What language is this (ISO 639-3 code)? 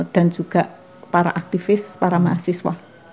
ind